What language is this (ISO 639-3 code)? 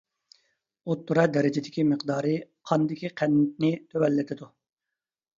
uig